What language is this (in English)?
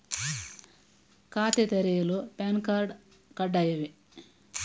Kannada